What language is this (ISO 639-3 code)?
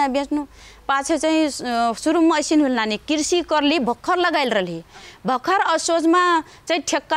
hin